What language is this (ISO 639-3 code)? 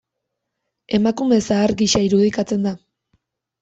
eus